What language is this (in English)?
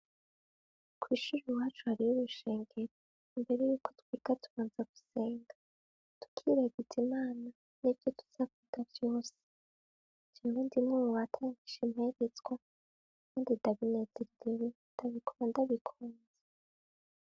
Rundi